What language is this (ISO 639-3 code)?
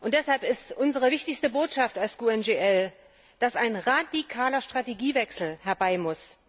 deu